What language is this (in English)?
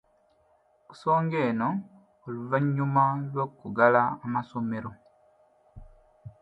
Ganda